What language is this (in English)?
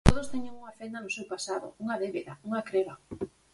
Galician